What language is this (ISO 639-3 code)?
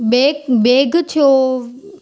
snd